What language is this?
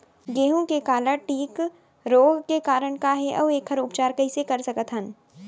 Chhattisgarhi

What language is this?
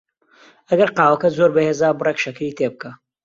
Central Kurdish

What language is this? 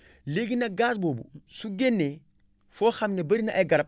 Wolof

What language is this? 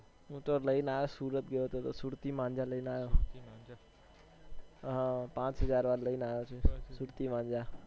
Gujarati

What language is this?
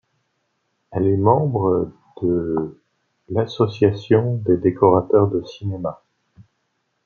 French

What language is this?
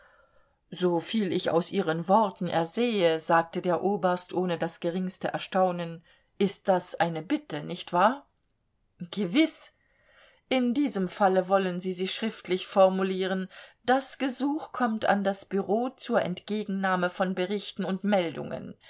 German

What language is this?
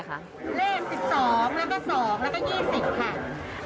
Thai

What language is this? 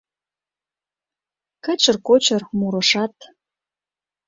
Mari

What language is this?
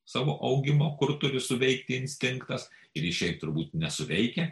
Lithuanian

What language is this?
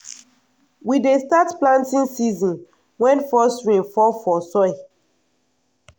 Nigerian Pidgin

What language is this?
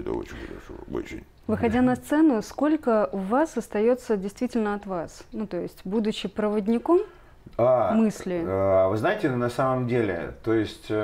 Russian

